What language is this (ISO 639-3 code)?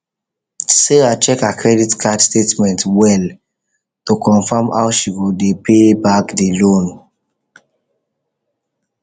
pcm